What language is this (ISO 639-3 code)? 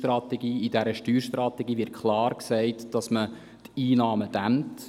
gsw